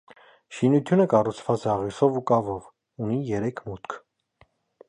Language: Armenian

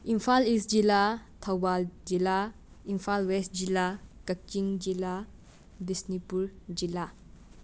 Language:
Manipuri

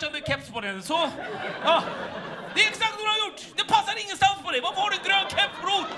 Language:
Swedish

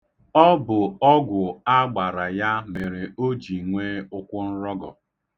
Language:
Igbo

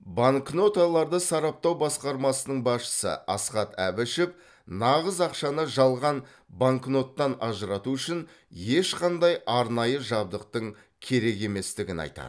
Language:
Kazakh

